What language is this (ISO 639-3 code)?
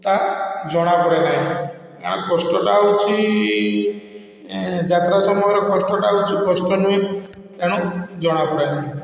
ori